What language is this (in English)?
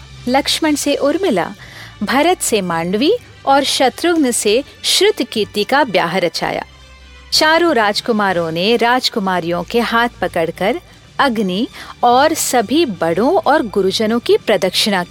Hindi